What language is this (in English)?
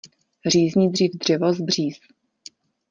Czech